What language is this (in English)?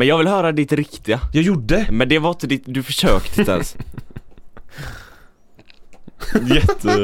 Swedish